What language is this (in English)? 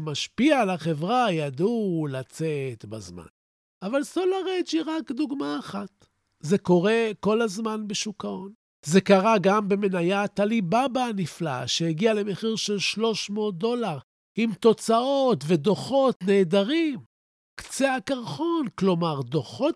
Hebrew